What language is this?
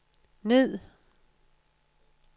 Danish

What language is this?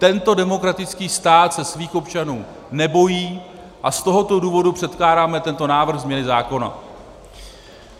Czech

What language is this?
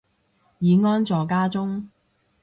Cantonese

